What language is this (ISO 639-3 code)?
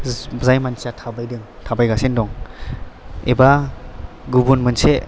brx